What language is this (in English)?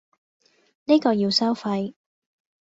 Cantonese